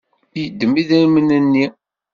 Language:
Kabyle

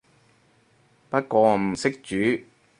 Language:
Cantonese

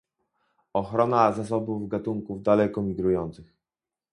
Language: Polish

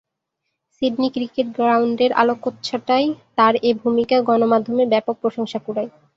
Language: Bangla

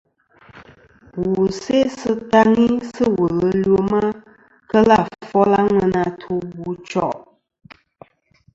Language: Kom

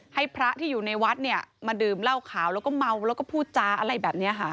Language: Thai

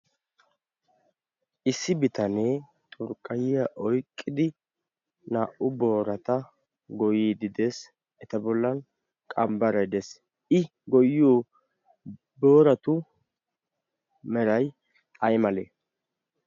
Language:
Wolaytta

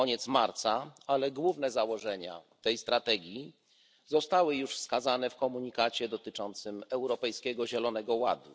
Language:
Polish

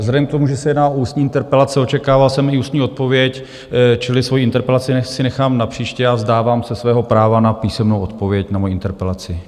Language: Czech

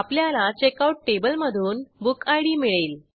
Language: Marathi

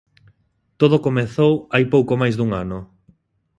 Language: Galician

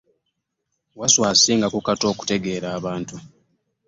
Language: Ganda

